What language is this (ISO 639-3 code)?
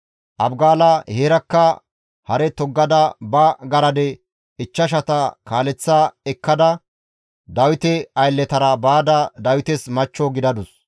gmv